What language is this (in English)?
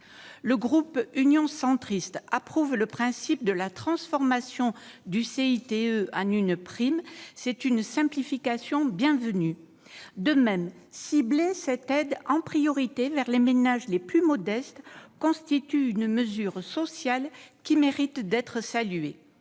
French